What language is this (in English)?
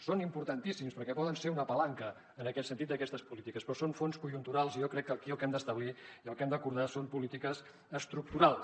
Catalan